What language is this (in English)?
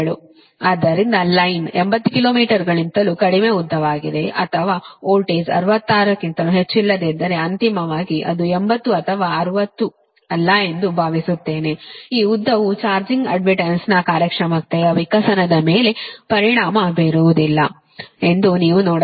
Kannada